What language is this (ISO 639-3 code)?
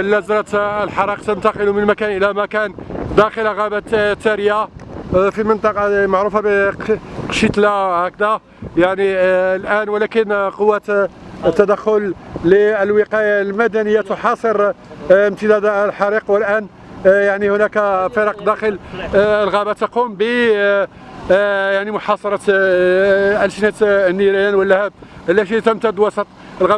ara